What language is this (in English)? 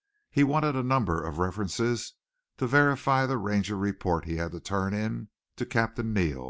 English